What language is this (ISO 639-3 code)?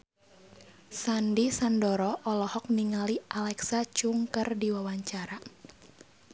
sun